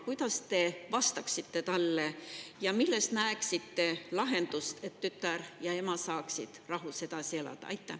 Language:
Estonian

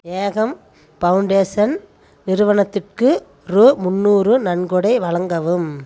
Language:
Tamil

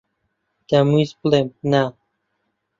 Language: Central Kurdish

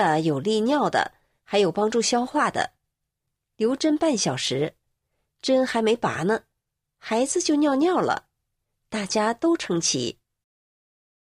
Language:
Chinese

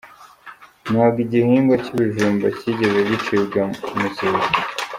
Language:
Kinyarwanda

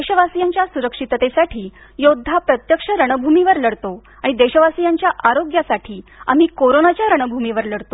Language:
Marathi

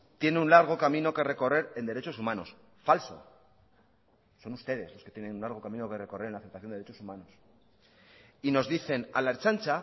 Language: Spanish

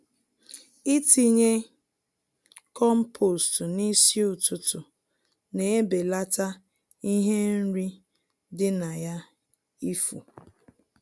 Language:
Igbo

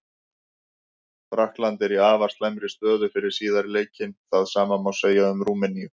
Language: Icelandic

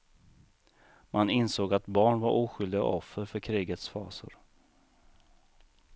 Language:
Swedish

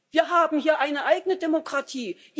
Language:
German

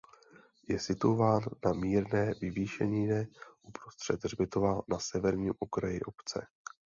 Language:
Czech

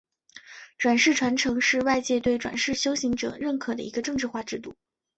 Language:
Chinese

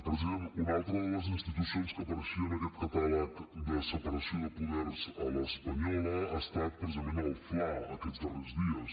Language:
Catalan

